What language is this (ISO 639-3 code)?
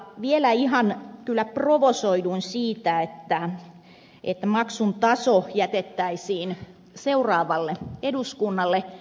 fin